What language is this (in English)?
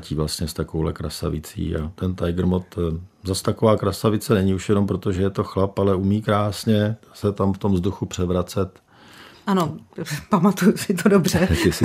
Czech